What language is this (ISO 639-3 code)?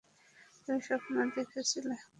ben